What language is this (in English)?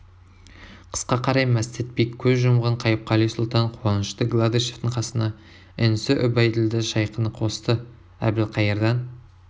Kazakh